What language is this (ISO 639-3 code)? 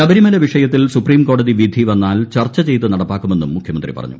mal